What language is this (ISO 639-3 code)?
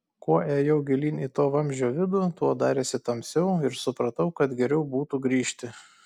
lit